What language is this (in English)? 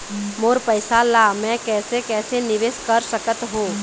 Chhattisgarhi